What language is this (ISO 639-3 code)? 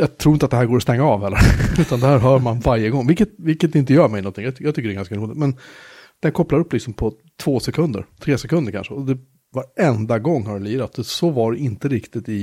swe